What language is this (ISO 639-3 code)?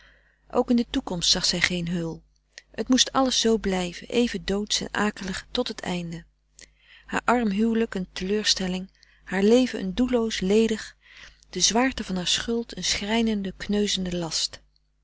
nld